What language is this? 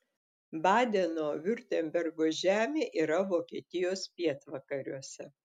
Lithuanian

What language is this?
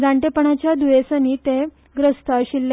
Konkani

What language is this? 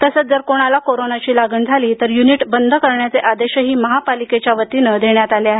Marathi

